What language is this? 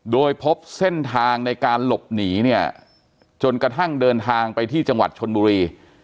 Thai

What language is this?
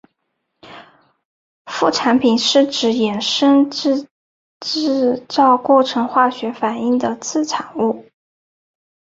Chinese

